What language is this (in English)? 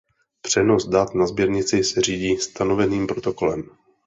Czech